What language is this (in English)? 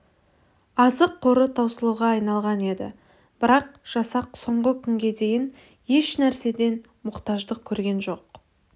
Kazakh